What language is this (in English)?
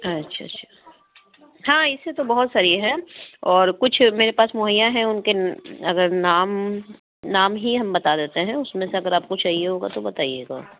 Urdu